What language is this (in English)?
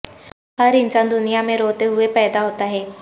Urdu